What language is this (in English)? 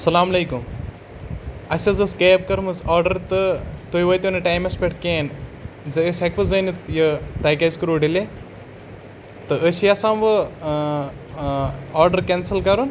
Kashmiri